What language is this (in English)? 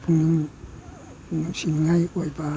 Manipuri